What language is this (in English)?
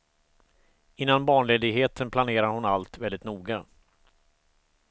Swedish